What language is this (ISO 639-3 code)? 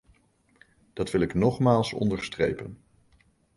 nld